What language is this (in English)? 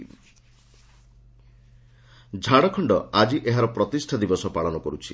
Odia